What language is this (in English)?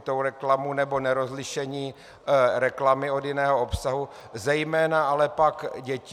Czech